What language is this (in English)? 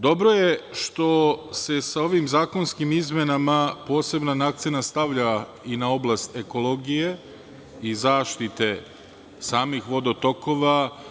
Serbian